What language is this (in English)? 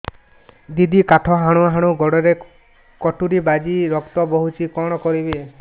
Odia